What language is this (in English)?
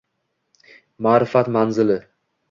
Uzbek